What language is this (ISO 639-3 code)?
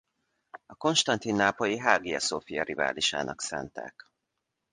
hun